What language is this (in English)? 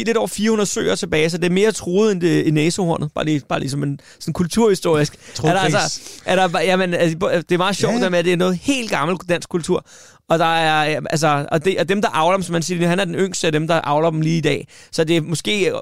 Danish